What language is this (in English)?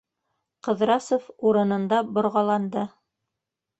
Bashkir